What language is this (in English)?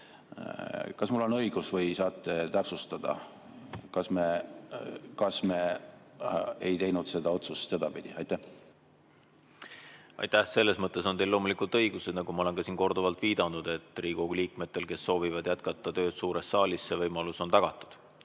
Estonian